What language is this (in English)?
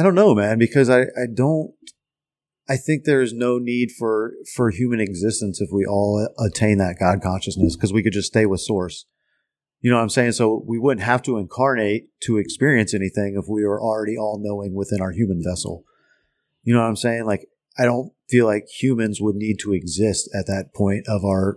English